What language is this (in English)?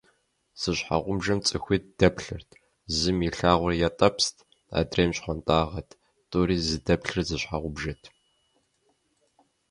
Kabardian